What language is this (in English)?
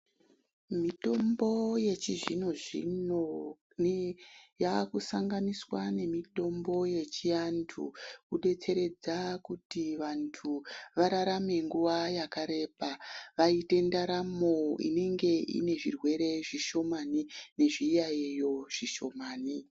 Ndau